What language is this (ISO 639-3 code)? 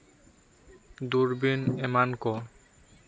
sat